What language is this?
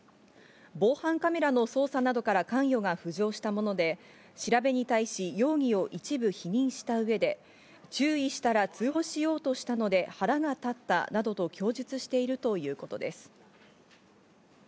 Japanese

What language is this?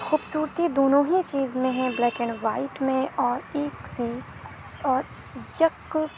Urdu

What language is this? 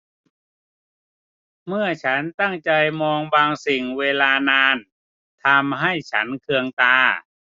Thai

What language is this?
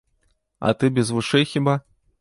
Belarusian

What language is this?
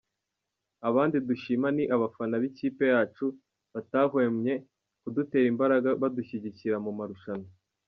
Kinyarwanda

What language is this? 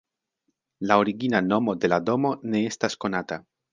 Esperanto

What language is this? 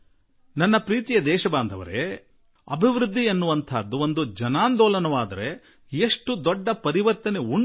Kannada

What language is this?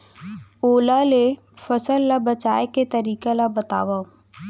Chhattisgarhi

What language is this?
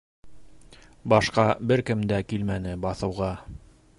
Bashkir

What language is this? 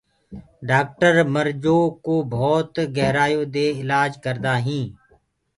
Gurgula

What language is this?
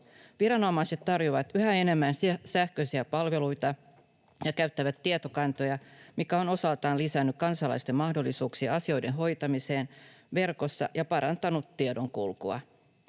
Finnish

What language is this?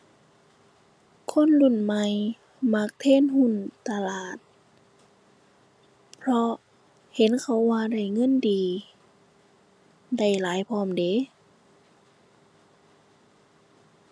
Thai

